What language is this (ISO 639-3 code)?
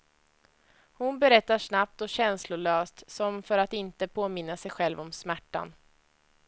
swe